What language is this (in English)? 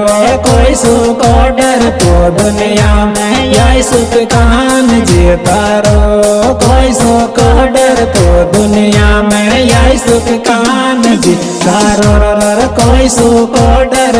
Hindi